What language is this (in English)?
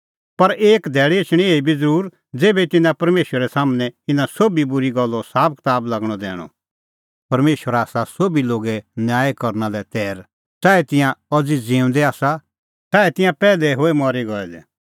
Kullu Pahari